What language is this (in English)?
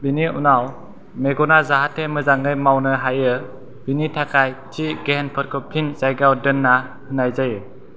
Bodo